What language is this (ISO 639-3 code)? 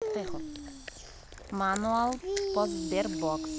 rus